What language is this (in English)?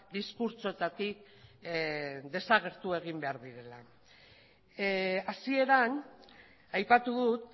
Basque